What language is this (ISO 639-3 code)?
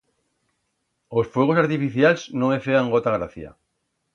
arg